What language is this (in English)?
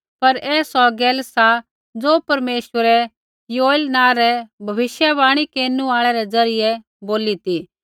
Kullu Pahari